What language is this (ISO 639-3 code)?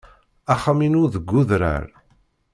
kab